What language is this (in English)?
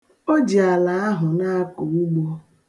Igbo